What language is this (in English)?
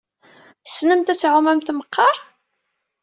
Kabyle